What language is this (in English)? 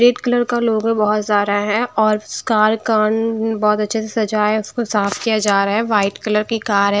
Hindi